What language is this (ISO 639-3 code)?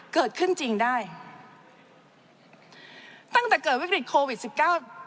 tha